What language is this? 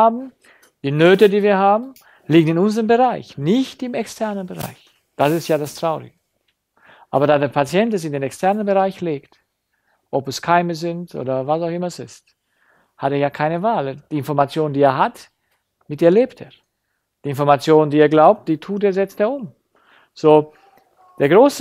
German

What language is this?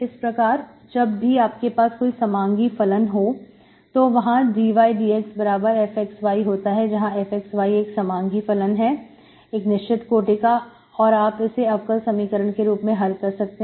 Hindi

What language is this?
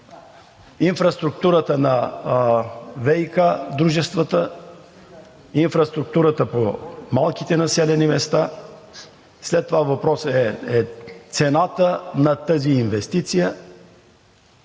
Bulgarian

